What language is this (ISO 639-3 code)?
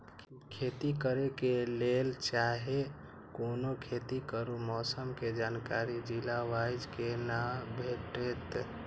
mai